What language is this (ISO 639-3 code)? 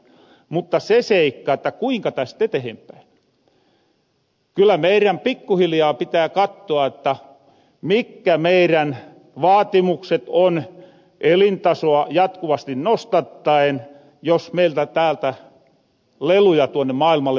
fin